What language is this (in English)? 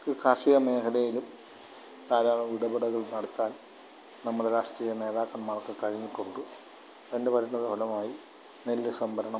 Malayalam